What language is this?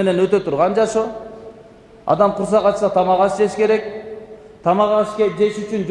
Turkish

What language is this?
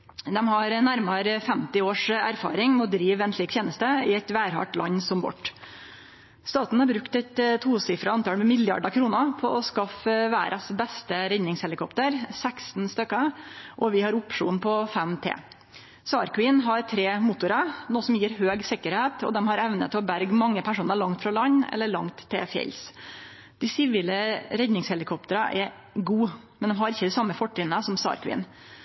Norwegian Nynorsk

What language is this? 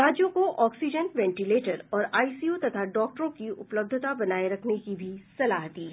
Hindi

